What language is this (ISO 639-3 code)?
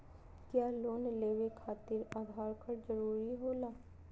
mag